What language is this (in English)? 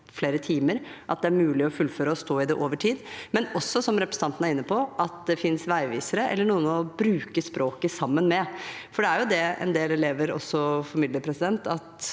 Norwegian